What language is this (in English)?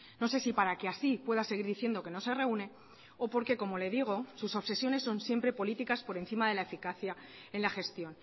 Spanish